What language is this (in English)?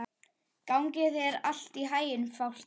Icelandic